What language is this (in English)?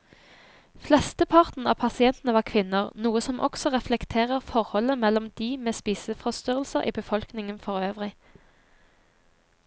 Norwegian